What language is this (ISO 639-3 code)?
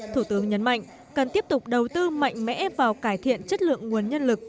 vie